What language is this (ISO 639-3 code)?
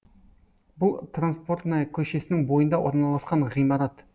kaz